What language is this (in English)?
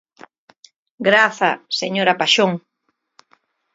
Galician